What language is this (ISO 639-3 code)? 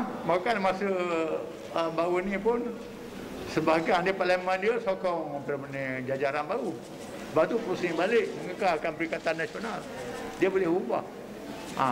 msa